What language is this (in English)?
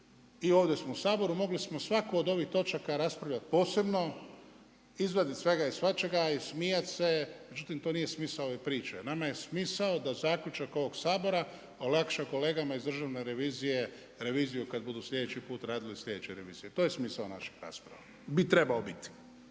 Croatian